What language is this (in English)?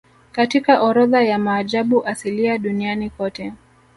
Swahili